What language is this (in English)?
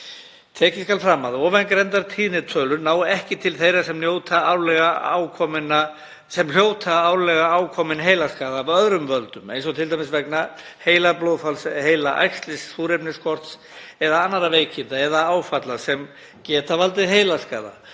Icelandic